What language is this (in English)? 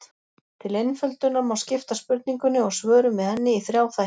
Icelandic